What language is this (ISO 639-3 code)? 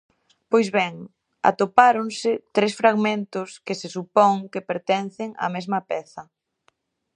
glg